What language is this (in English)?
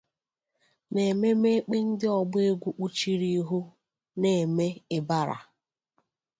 Igbo